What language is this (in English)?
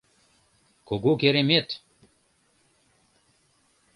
Mari